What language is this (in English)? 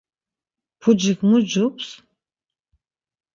Laz